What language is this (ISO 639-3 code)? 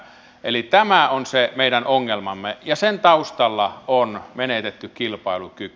fin